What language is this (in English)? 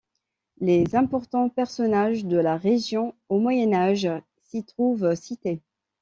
French